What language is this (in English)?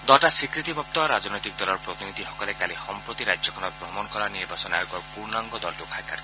Assamese